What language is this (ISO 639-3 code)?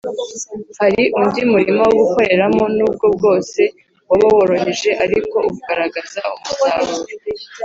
kin